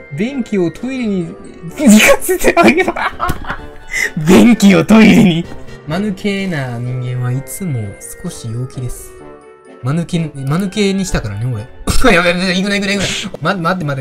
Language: Japanese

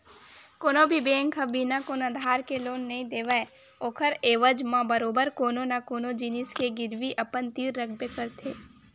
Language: Chhattisgarhi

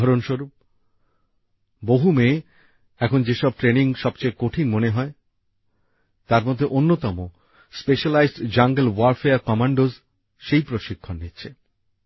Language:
Bangla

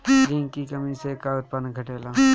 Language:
Bhojpuri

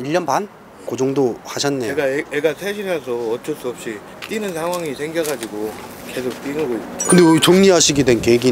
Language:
Korean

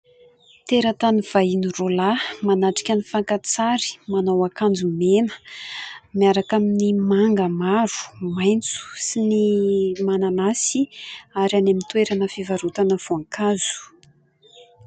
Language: Malagasy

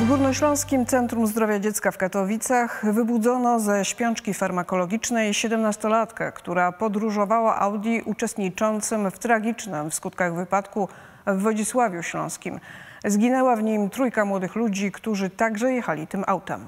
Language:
Polish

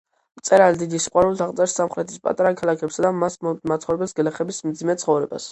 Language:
Georgian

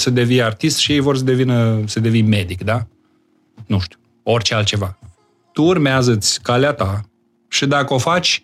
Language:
Romanian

